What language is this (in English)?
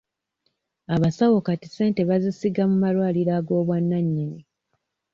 Ganda